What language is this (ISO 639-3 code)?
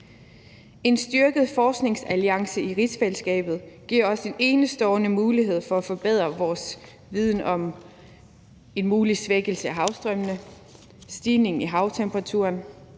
dan